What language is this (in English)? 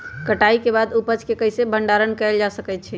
Magahi